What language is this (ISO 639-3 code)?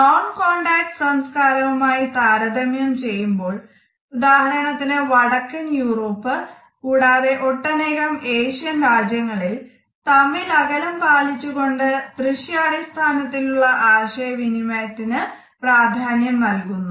mal